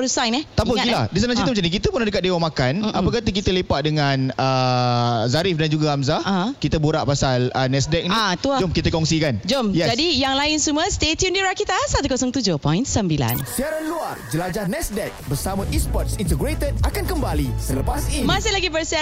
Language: Malay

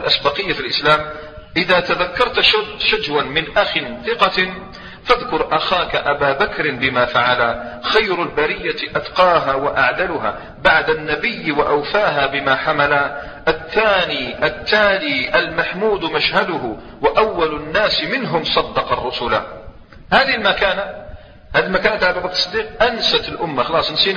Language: Arabic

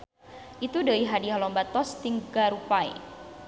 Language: Sundanese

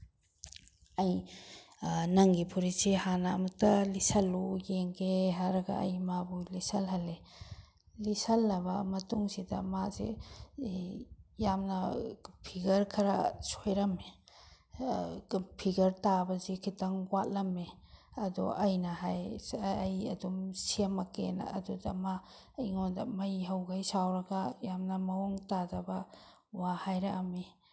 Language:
Manipuri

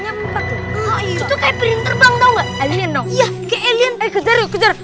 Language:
Indonesian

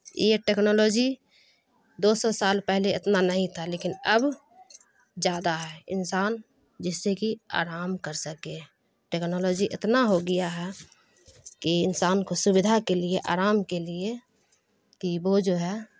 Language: Urdu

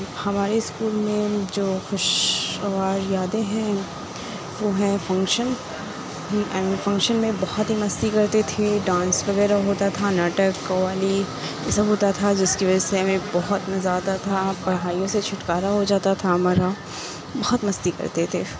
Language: Urdu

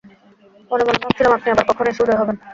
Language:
Bangla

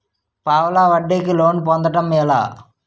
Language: Telugu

